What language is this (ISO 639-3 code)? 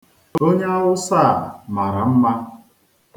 ibo